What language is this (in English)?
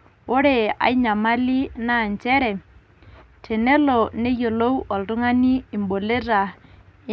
Masai